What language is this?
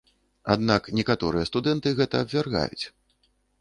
Belarusian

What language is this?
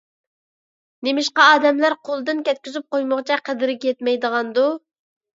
Uyghur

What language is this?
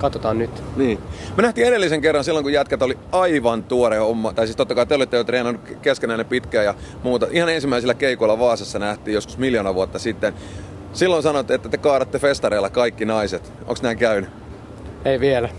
Finnish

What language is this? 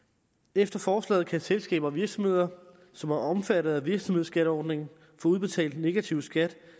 Danish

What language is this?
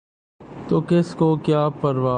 Urdu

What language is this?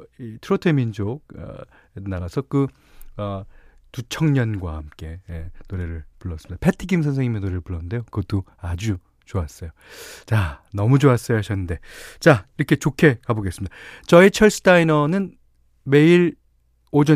Korean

